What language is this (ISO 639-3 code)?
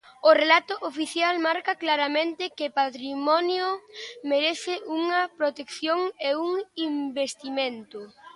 glg